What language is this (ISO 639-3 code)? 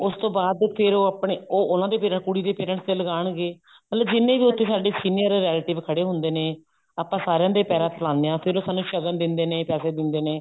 pan